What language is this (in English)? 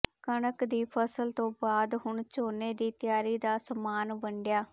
Punjabi